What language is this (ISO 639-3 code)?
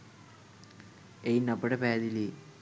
sin